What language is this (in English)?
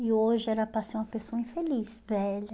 Portuguese